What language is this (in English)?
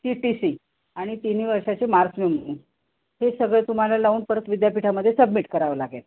Marathi